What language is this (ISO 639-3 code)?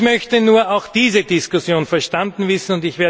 deu